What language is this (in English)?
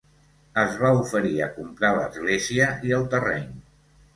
Catalan